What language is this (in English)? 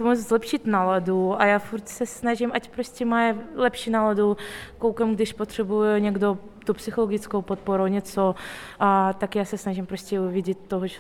Czech